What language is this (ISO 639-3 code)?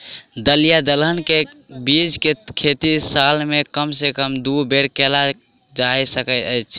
mai